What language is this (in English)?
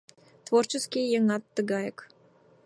Mari